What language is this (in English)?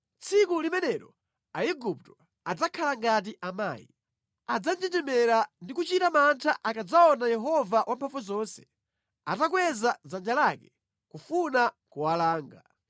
Nyanja